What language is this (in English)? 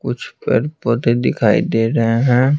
Hindi